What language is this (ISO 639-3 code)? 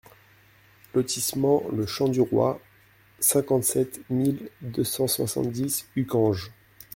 fra